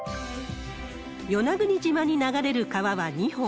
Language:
Japanese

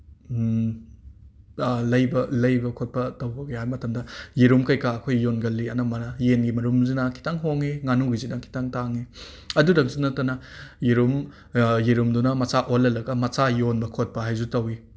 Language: Manipuri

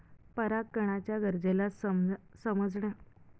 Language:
Marathi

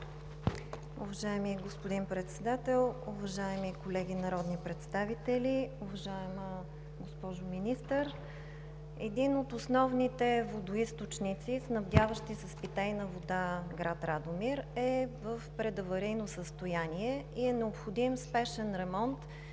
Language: Bulgarian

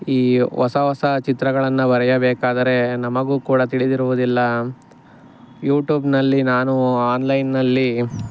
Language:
Kannada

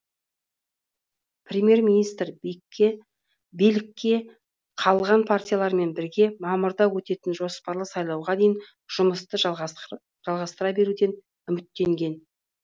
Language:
Kazakh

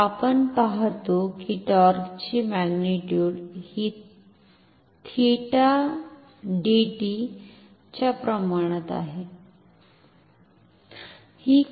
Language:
Marathi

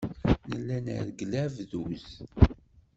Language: Kabyle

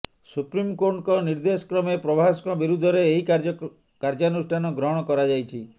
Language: Odia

